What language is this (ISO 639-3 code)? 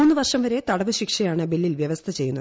mal